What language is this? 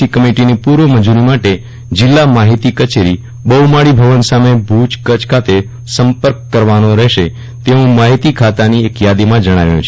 Gujarati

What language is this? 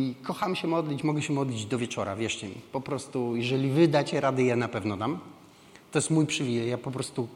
Polish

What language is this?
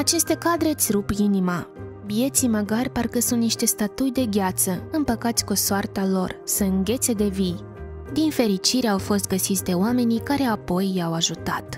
Romanian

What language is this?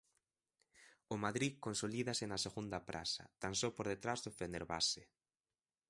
Galician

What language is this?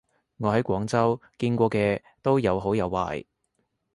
Cantonese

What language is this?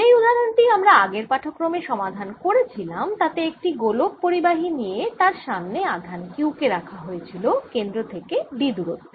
Bangla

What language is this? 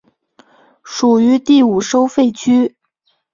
Chinese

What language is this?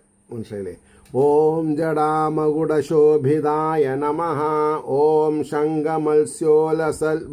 Malayalam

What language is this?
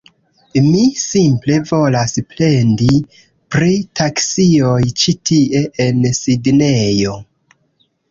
Esperanto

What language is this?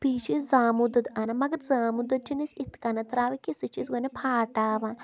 Kashmiri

